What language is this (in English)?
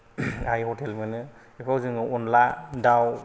Bodo